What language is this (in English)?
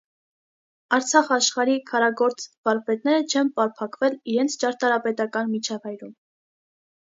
Armenian